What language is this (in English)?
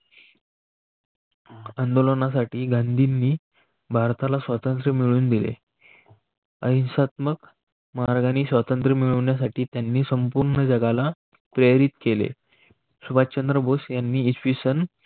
Marathi